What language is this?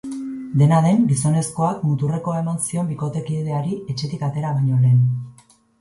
Basque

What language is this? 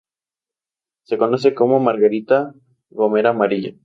Spanish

